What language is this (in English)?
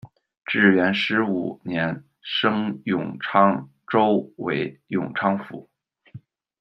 Chinese